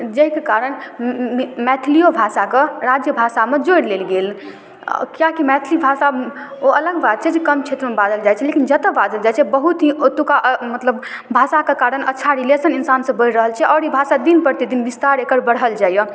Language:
Maithili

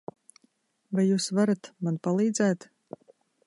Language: Latvian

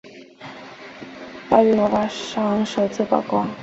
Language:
Chinese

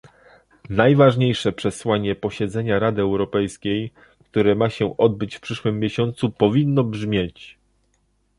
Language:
Polish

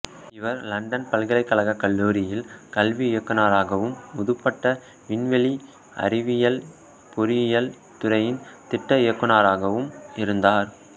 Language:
Tamil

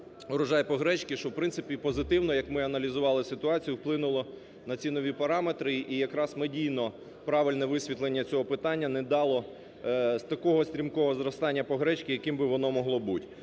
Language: Ukrainian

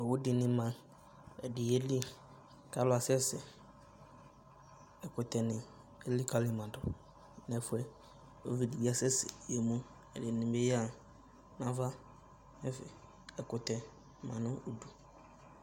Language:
Ikposo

